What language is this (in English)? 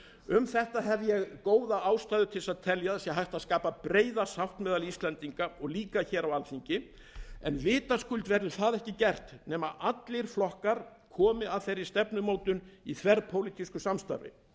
Icelandic